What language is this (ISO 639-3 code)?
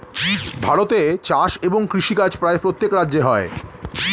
ben